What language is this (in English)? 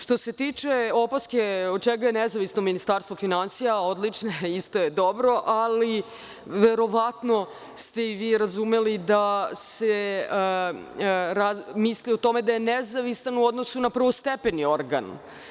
Serbian